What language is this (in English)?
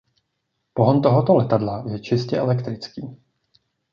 Czech